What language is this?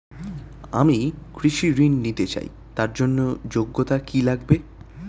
Bangla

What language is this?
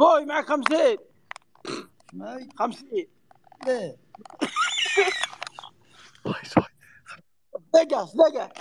Arabic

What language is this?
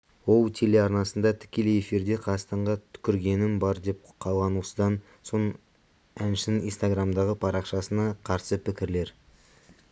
Kazakh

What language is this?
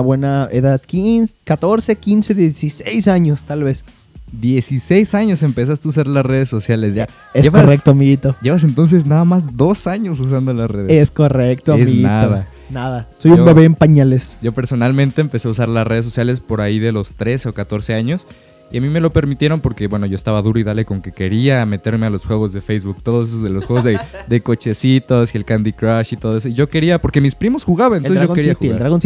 Spanish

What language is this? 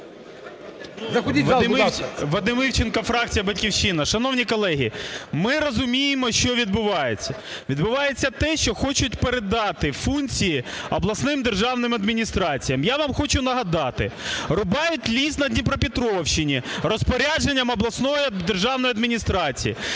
Ukrainian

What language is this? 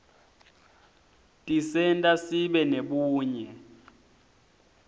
Swati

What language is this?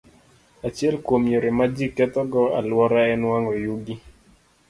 Luo (Kenya and Tanzania)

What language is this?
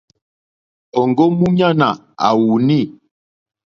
Mokpwe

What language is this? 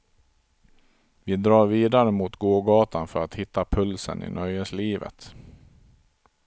Swedish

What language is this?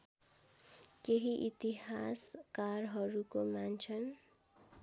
Nepali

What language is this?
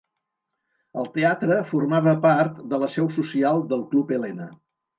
Catalan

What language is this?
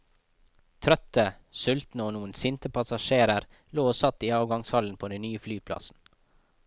Norwegian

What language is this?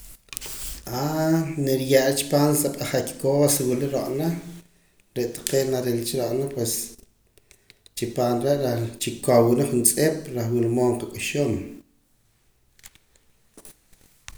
Poqomam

